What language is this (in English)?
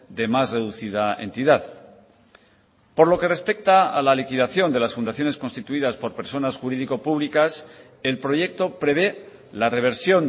Spanish